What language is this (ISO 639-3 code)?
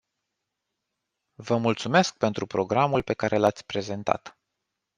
ron